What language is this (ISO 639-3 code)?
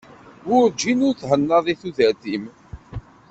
kab